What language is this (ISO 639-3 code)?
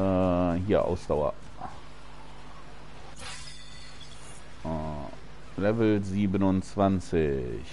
deu